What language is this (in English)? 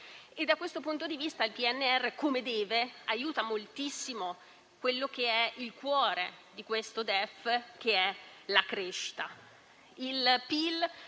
Italian